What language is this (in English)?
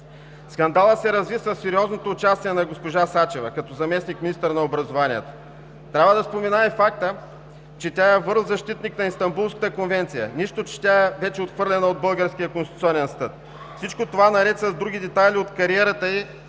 Bulgarian